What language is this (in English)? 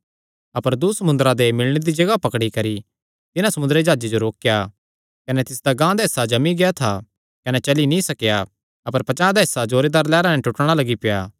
Kangri